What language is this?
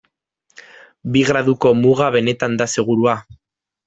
Basque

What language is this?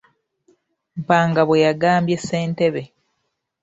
Ganda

